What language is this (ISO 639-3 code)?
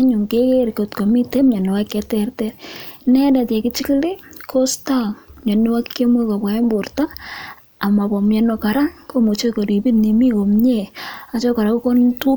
kln